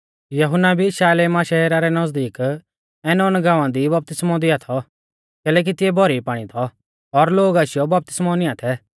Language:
Mahasu Pahari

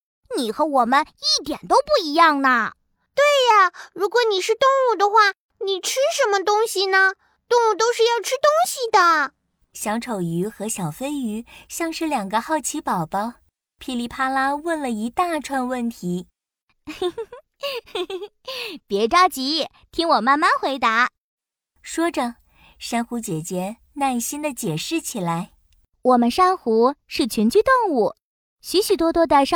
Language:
Chinese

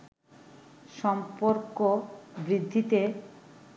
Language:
Bangla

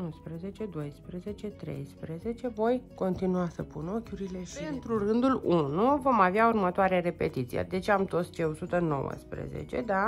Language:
Romanian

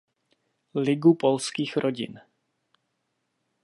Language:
Czech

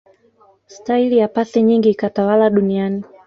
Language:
Swahili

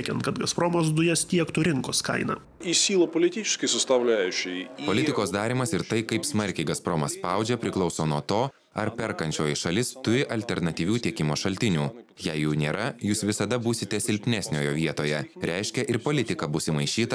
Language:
Lithuanian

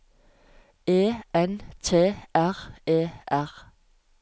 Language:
Norwegian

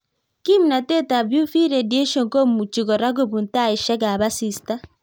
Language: Kalenjin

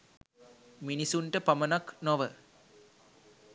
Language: Sinhala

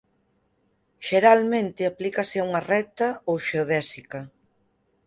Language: Galician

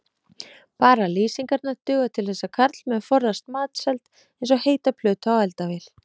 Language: Icelandic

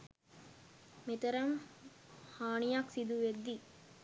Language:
Sinhala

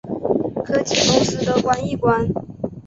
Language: Chinese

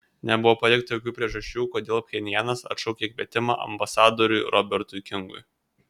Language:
Lithuanian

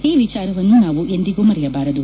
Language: Kannada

